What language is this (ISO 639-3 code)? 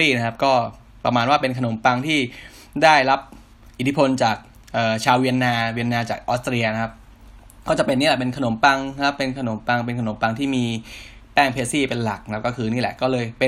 tha